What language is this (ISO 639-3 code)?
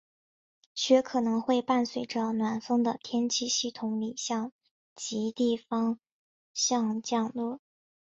zho